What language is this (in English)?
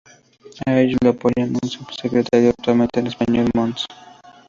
Spanish